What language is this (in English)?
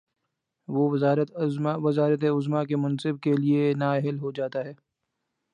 Urdu